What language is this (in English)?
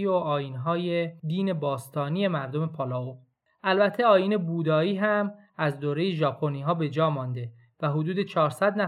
Persian